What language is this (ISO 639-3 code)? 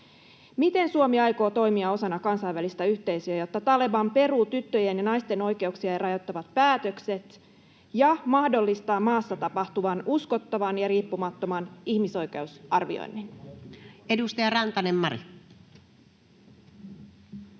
fin